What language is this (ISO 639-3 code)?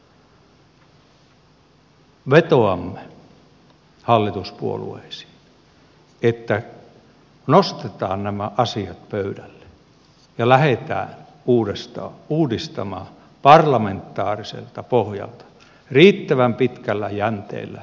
fin